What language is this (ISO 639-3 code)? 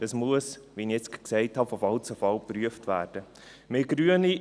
gsw